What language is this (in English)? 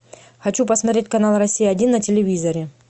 Russian